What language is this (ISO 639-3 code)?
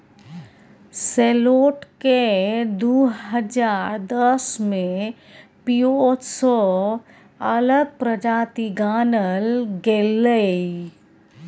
mai